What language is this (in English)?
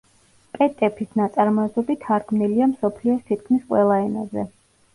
Georgian